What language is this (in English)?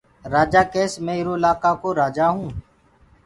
Gurgula